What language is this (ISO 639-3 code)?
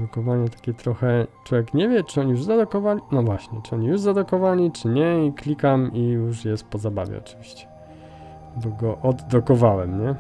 pol